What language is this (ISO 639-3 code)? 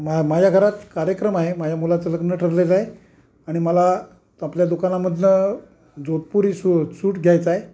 mar